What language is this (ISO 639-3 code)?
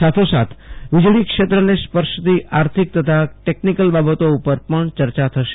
guj